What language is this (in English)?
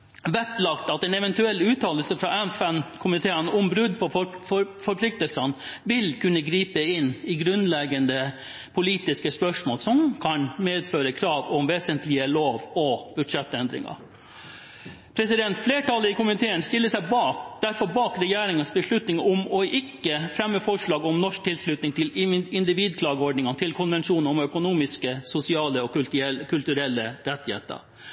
Norwegian Bokmål